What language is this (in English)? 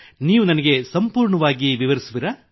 Kannada